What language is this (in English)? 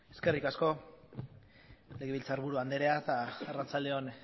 Basque